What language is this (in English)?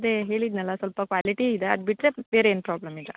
Kannada